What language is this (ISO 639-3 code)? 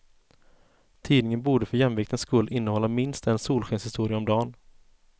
swe